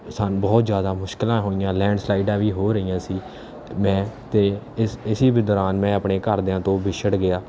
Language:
Punjabi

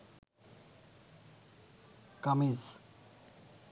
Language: Bangla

